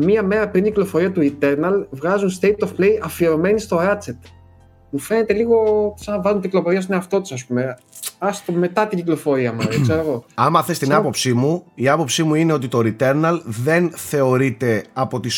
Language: Greek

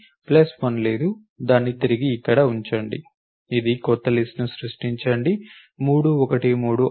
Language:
Telugu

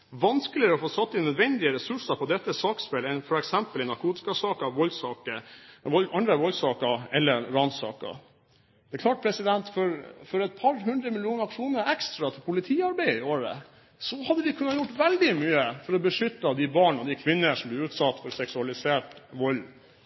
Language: Norwegian Bokmål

